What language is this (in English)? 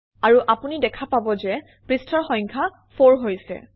Assamese